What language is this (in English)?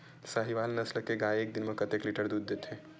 Chhattisgarhi